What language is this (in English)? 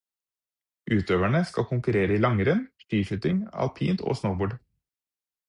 Norwegian Bokmål